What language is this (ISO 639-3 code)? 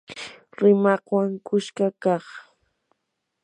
qur